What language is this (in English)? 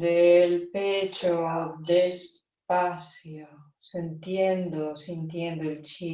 Spanish